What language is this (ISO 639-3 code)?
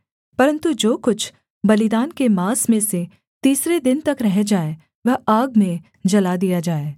hin